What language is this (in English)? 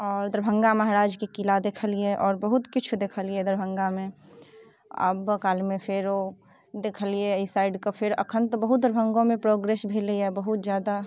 Maithili